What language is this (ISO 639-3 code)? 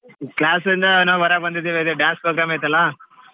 kan